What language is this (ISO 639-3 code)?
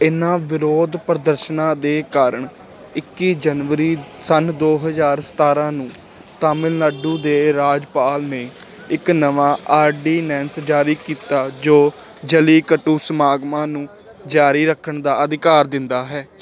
pan